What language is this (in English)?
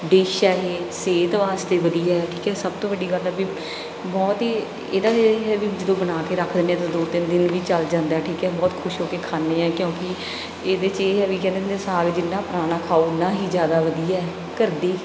Punjabi